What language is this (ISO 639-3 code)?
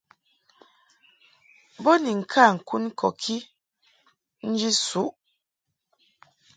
mhk